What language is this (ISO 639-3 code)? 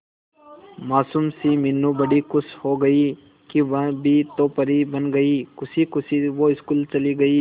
hin